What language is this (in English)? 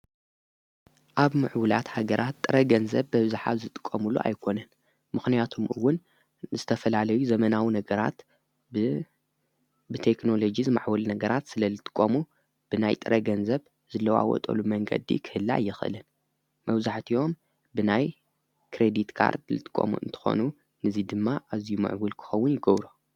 Tigrinya